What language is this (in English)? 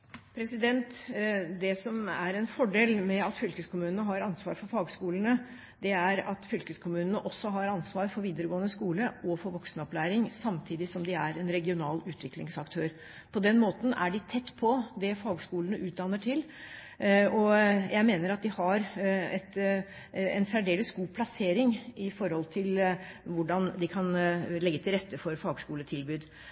Norwegian Bokmål